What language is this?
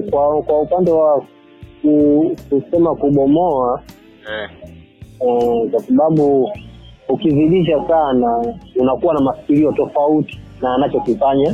Swahili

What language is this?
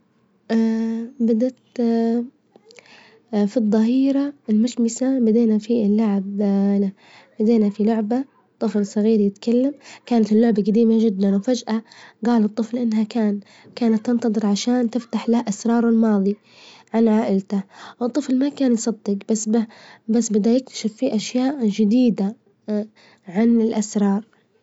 Libyan Arabic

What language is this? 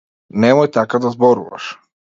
Macedonian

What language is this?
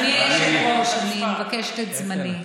Hebrew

